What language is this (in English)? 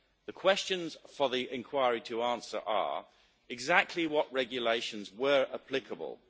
English